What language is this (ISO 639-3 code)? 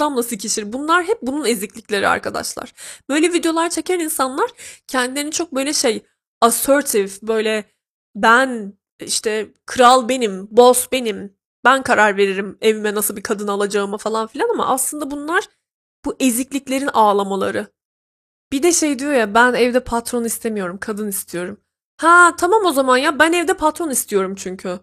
tur